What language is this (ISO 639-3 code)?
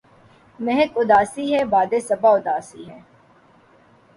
urd